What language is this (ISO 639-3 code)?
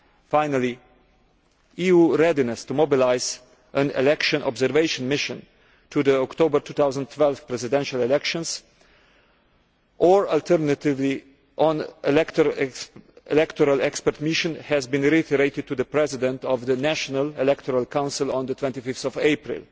eng